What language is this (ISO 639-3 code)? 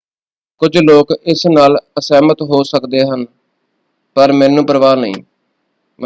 pan